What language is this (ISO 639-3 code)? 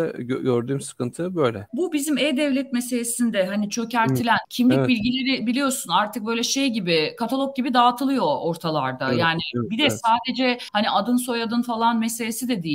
tur